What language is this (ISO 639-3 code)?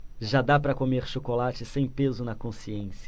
por